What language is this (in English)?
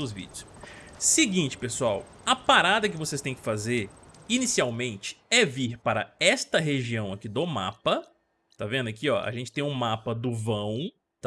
Portuguese